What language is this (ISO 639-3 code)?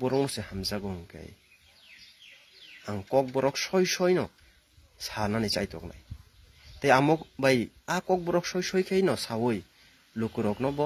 ind